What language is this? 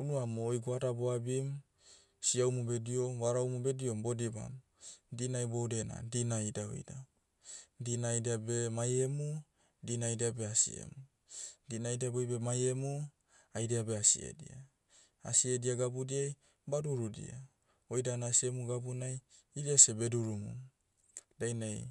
Motu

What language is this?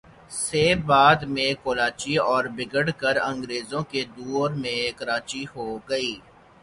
Urdu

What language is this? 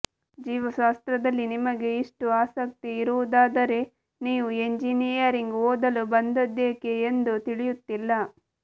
Kannada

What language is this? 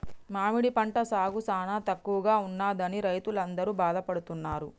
Telugu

